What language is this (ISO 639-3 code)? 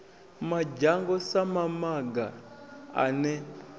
ven